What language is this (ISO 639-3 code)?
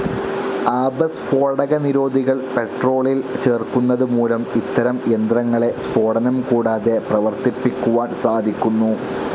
mal